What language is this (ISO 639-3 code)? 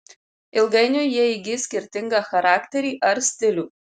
lit